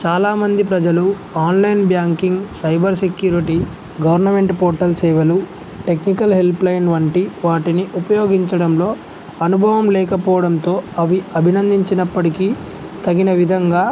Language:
Telugu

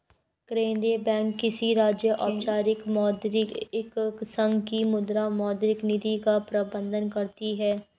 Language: Hindi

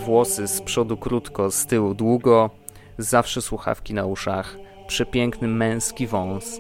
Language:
Polish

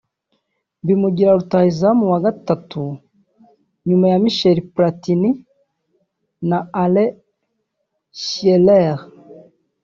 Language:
Kinyarwanda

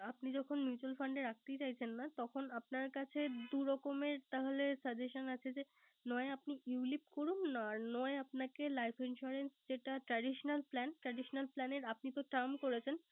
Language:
Bangla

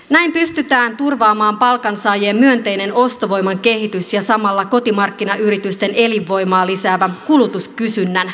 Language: Finnish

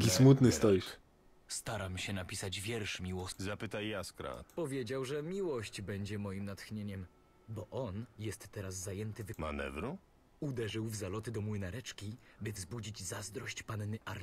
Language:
Polish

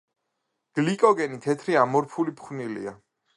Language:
Georgian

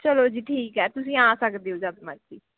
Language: Punjabi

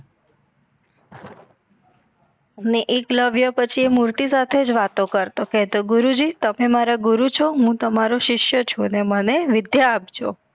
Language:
Gujarati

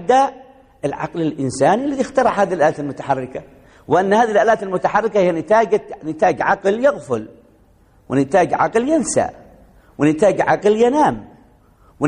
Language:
Arabic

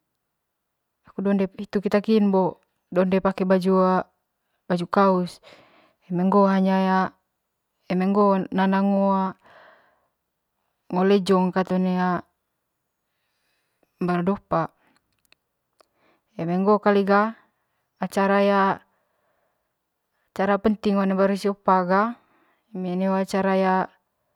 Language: Manggarai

